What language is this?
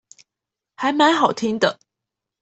Chinese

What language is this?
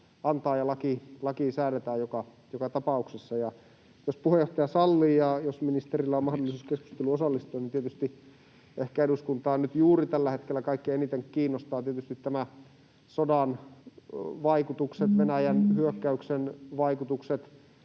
Finnish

